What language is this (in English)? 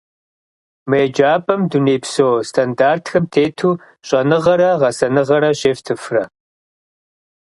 Kabardian